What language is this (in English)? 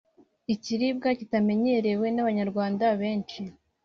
Kinyarwanda